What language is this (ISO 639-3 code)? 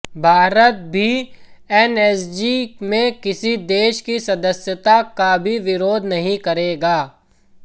hin